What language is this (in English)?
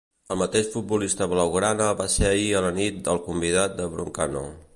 Catalan